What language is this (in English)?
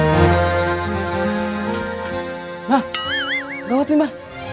Indonesian